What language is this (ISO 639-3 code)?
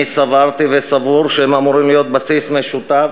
heb